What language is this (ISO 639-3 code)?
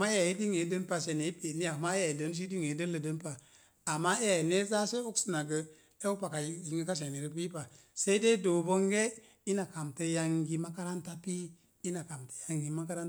ver